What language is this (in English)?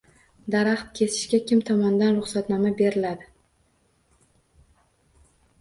Uzbek